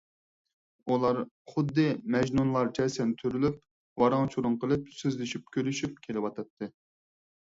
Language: Uyghur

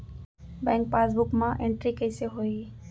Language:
Chhattisgarhi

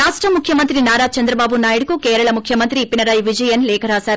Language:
Telugu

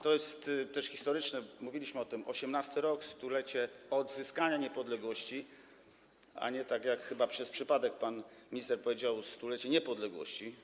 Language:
Polish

